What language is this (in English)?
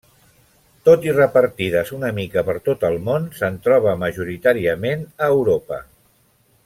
Catalan